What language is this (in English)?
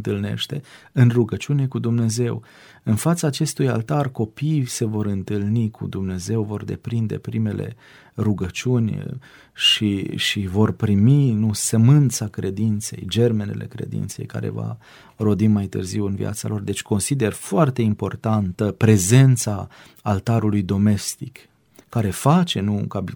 Romanian